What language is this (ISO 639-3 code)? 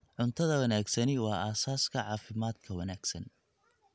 som